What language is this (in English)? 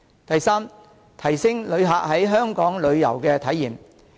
Cantonese